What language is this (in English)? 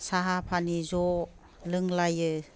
Bodo